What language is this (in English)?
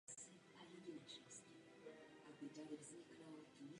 Czech